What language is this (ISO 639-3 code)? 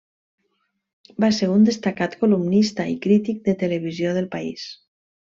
cat